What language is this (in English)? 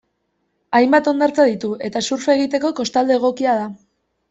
Basque